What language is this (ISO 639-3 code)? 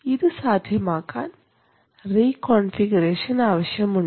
mal